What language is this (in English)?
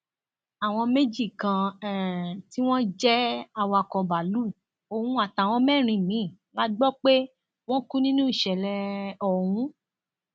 Yoruba